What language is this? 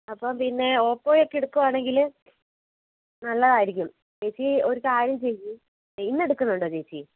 Malayalam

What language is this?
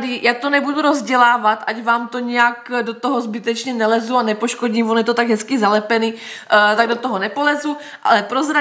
Czech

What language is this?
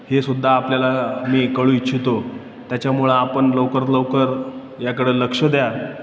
Marathi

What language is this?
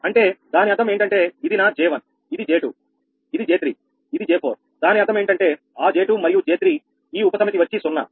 Telugu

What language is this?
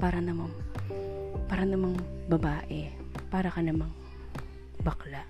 Filipino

